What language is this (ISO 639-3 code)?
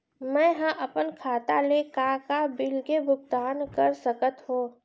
hne